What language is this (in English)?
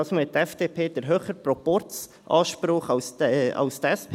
Swiss German